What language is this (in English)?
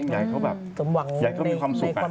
Thai